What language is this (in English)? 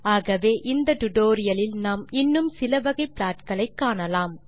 Tamil